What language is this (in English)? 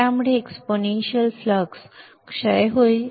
Marathi